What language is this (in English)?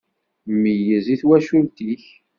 Kabyle